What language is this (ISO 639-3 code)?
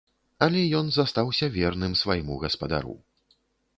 bel